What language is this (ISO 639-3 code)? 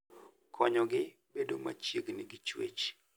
luo